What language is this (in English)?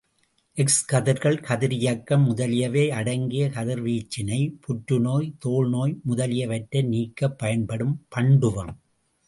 Tamil